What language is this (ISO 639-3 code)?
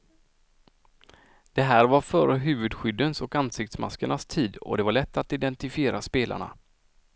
swe